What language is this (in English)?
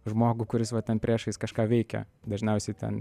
Lithuanian